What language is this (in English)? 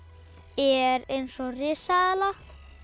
Icelandic